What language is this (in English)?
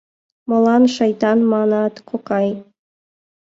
Mari